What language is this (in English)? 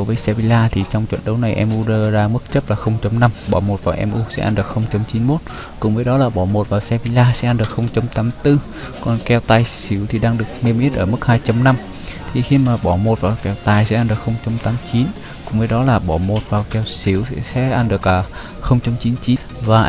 Vietnamese